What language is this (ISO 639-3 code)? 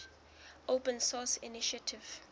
sot